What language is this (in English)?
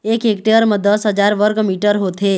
Chhattisgarhi